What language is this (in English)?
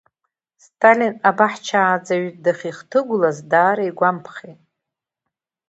Abkhazian